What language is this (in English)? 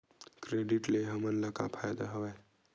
Chhattisgarhi